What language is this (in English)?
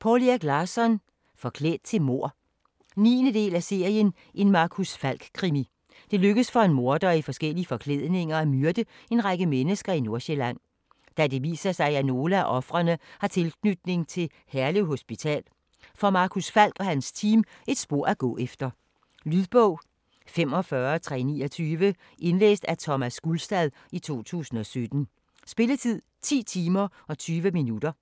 Danish